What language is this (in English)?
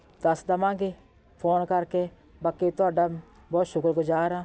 Punjabi